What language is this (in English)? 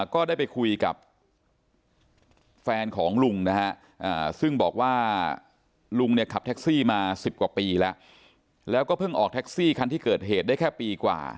Thai